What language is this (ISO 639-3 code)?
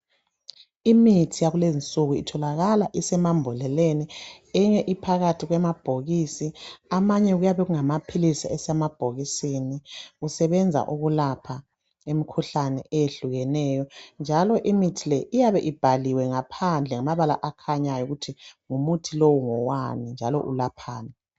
nde